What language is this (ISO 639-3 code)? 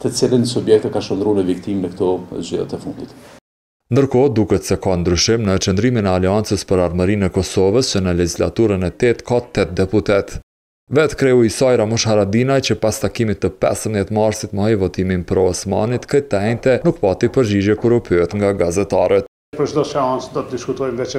ron